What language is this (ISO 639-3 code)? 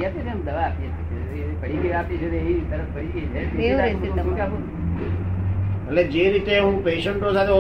guj